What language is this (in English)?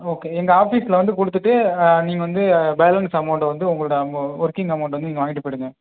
Tamil